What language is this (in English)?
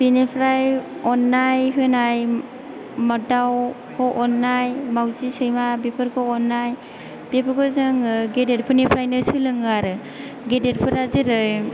Bodo